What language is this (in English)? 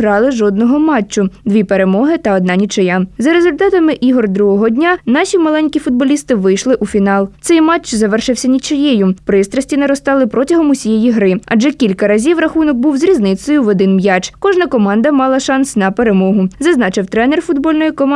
Ukrainian